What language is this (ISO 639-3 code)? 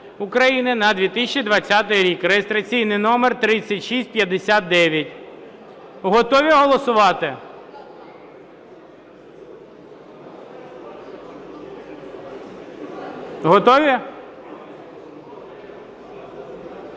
ukr